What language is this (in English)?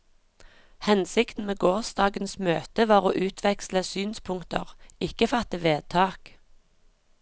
Norwegian